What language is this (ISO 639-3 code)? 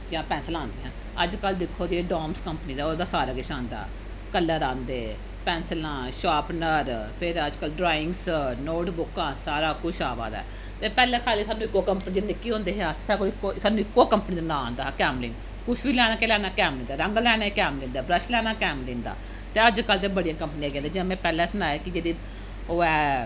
doi